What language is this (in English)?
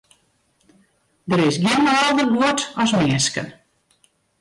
Western Frisian